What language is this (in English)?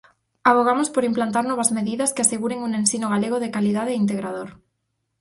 Galician